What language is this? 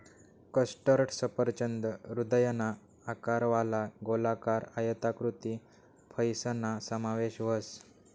Marathi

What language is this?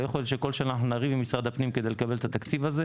Hebrew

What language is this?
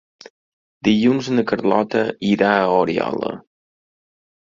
Catalan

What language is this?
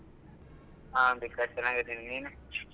Kannada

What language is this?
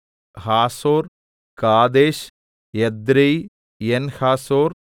Malayalam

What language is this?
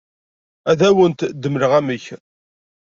Kabyle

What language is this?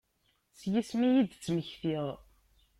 Kabyle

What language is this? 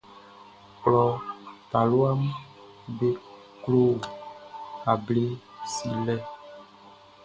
Baoulé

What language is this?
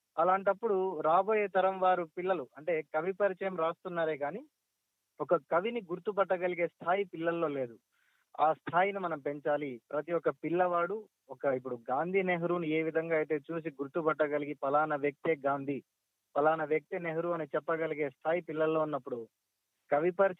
Telugu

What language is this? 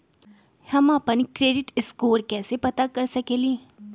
Magahi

